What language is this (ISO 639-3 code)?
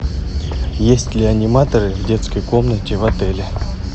rus